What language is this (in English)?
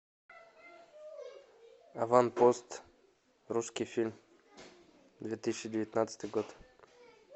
Russian